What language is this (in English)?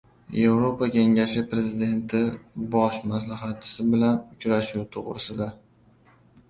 Uzbek